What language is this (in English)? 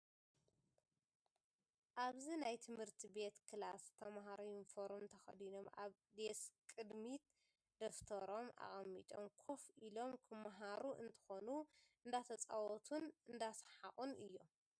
Tigrinya